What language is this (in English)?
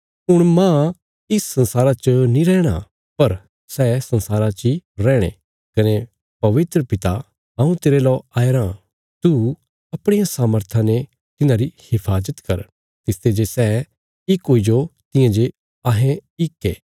Bilaspuri